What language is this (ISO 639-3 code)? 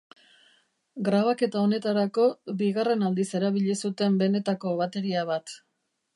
eus